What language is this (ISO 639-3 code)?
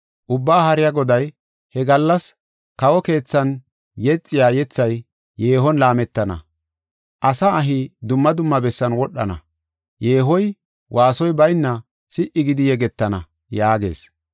gof